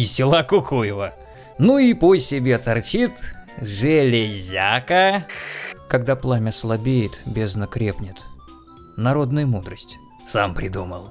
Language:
Russian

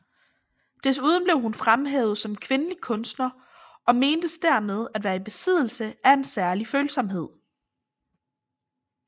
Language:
Danish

